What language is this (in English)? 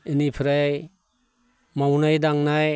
Bodo